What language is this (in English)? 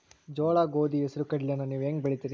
Kannada